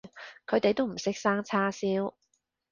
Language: Cantonese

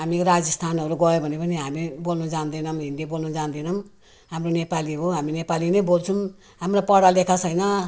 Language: Nepali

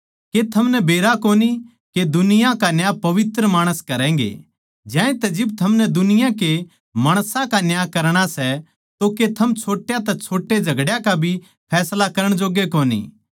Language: Haryanvi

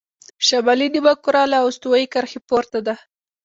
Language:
Pashto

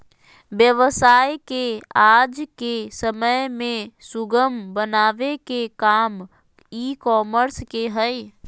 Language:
Magahi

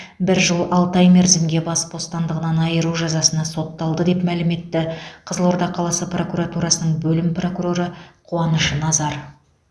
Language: Kazakh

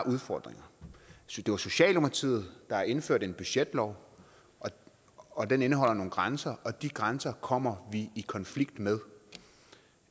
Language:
Danish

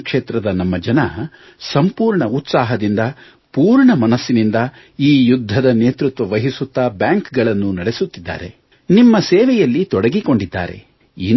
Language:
Kannada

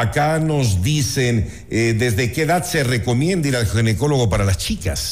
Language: Spanish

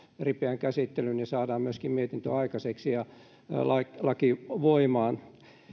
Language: Finnish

